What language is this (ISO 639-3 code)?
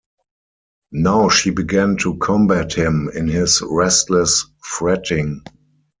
eng